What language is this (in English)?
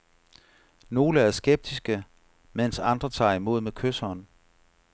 Danish